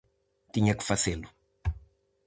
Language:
Galician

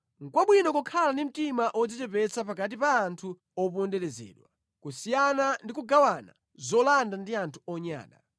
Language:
Nyanja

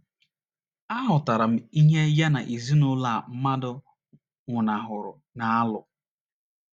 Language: Igbo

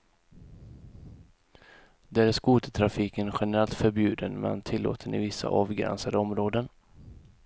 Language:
Swedish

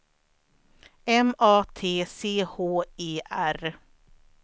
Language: Swedish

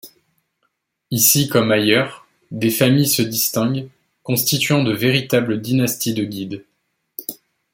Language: French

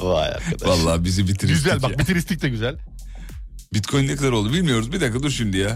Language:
Turkish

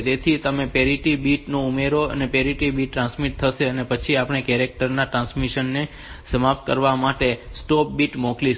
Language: Gujarati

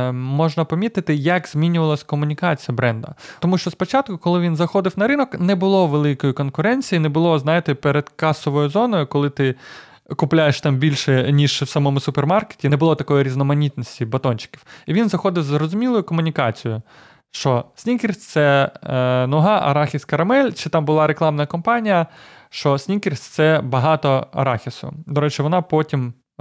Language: Ukrainian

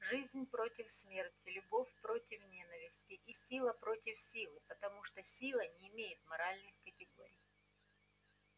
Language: Russian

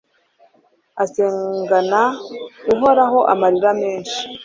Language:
Kinyarwanda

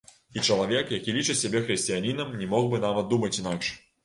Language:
Belarusian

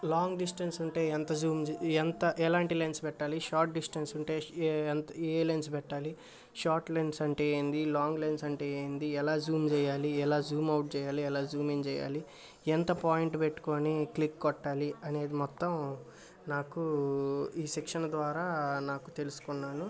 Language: Telugu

